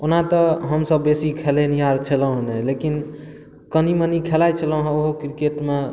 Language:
Maithili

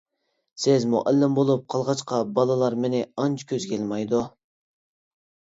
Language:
Uyghur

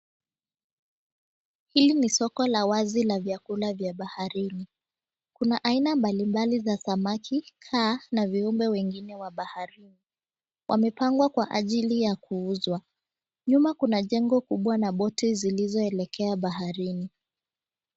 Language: Swahili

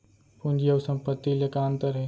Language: Chhattisgarhi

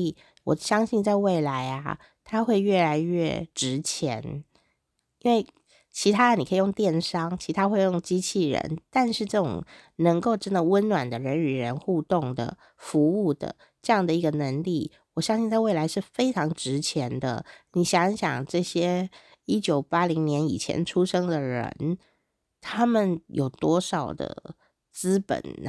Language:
Chinese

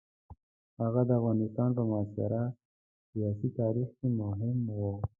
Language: Pashto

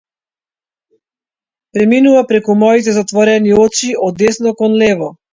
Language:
Macedonian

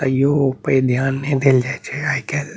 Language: Maithili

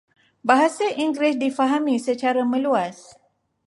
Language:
Malay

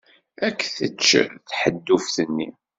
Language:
Kabyle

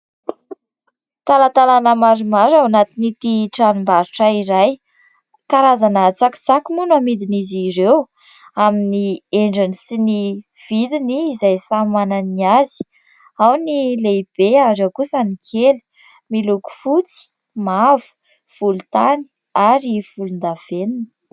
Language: Malagasy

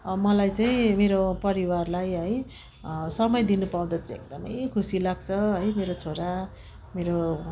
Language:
Nepali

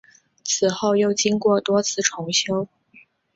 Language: Chinese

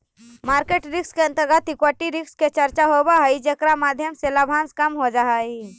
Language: Magahi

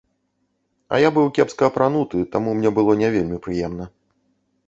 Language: Belarusian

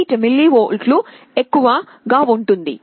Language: Telugu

